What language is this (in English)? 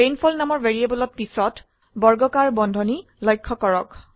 Assamese